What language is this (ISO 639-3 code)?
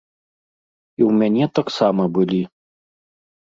bel